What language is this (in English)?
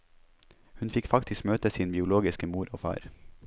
Norwegian